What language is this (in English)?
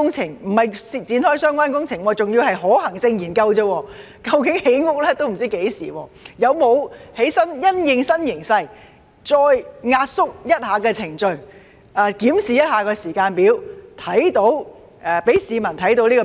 Cantonese